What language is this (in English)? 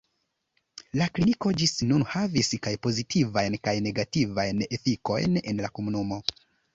Esperanto